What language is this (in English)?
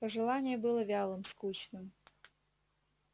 Russian